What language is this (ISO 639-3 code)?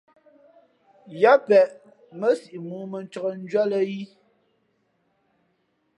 fmp